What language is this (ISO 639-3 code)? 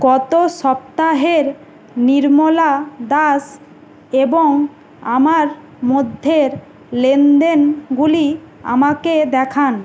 ben